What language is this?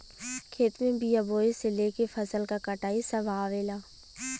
Bhojpuri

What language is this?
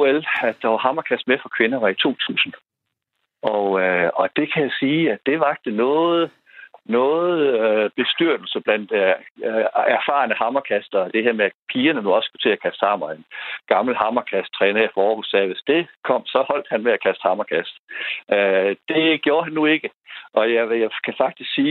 Danish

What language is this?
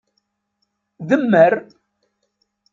Kabyle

